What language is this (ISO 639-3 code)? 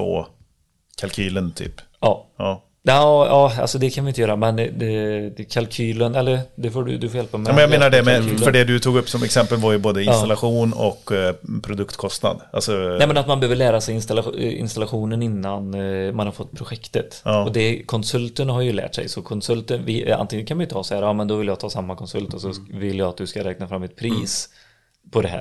swe